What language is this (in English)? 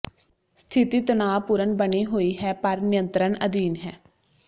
Punjabi